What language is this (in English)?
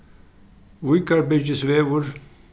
Faroese